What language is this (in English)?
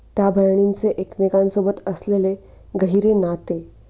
Marathi